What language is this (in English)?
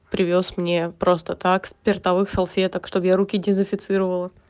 Russian